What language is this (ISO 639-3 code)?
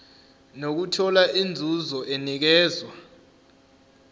zul